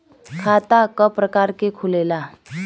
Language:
Bhojpuri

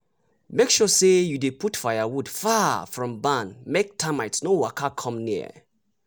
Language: Nigerian Pidgin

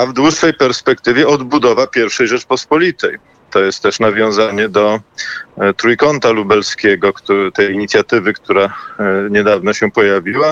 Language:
Polish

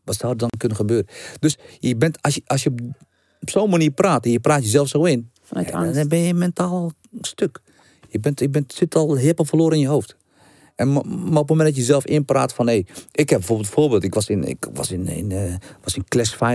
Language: Dutch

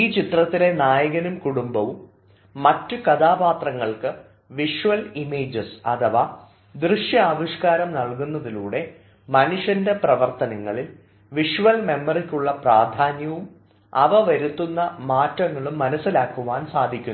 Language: Malayalam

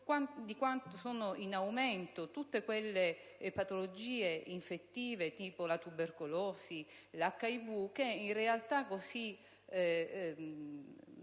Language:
Italian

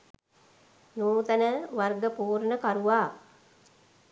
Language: Sinhala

